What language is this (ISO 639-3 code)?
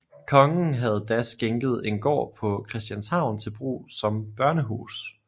dan